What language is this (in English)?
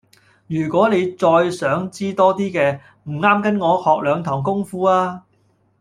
Cantonese